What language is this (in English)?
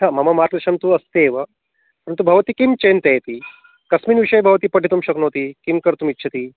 Sanskrit